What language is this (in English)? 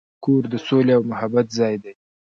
Pashto